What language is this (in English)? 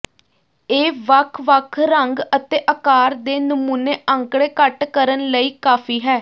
Punjabi